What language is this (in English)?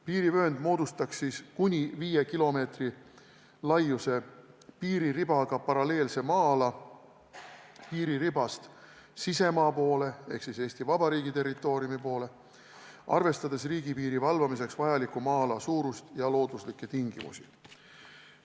Estonian